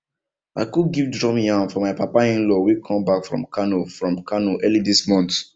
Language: Nigerian Pidgin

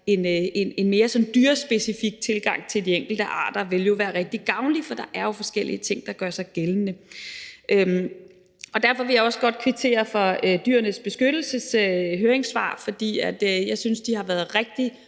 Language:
Danish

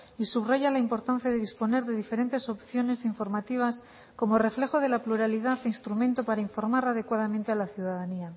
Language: Spanish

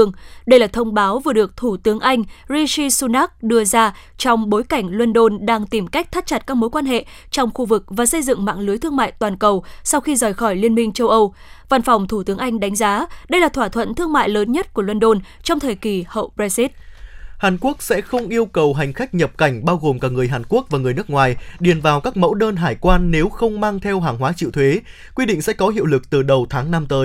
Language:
Vietnamese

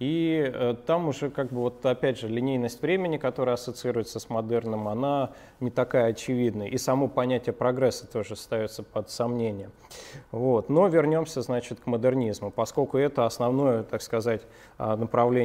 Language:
Russian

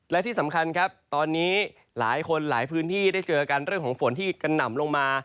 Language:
Thai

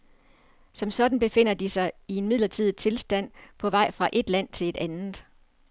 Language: Danish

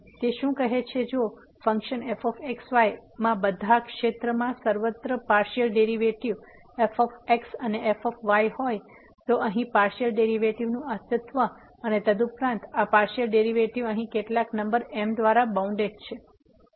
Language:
Gujarati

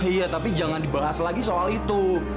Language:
Indonesian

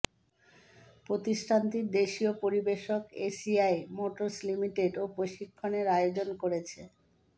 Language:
Bangla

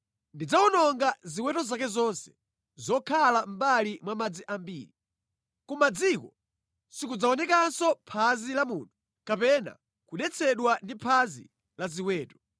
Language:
Nyanja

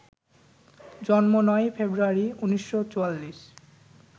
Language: Bangla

